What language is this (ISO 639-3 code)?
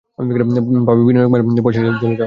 ben